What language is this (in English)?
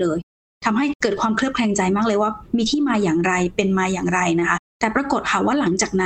Thai